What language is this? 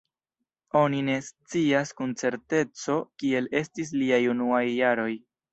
Esperanto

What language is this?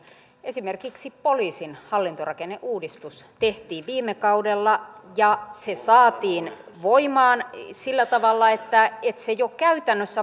Finnish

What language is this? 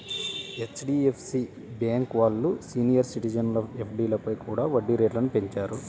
Telugu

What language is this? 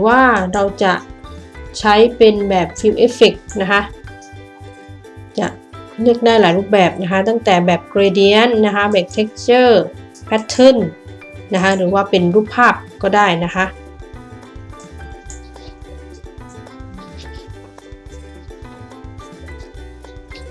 Thai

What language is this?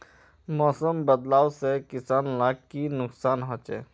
Magahi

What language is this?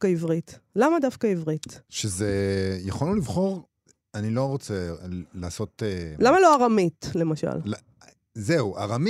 Hebrew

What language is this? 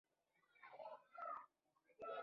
Pashto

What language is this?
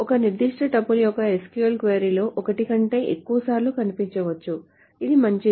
Telugu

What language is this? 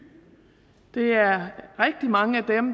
Danish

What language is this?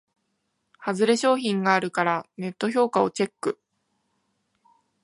Japanese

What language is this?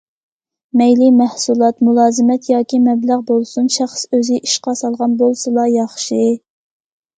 Uyghur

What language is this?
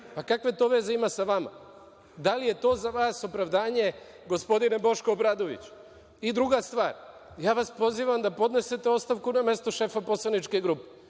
Serbian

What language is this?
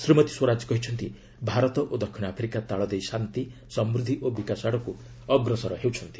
Odia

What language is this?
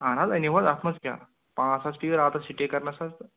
Kashmiri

